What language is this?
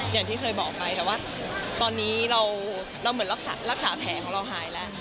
Thai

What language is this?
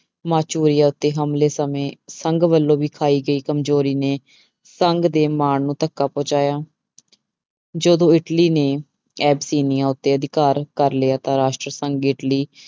Punjabi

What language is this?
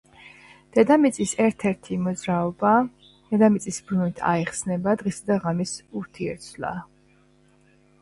Georgian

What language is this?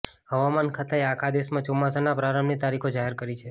Gujarati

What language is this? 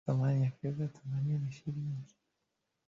Swahili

